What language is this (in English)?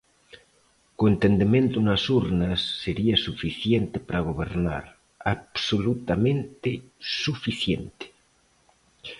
Galician